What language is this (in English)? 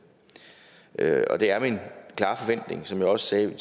Danish